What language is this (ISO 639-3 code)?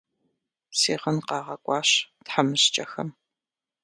kbd